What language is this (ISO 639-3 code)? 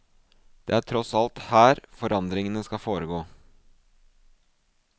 nor